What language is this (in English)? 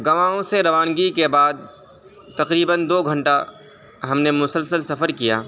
Urdu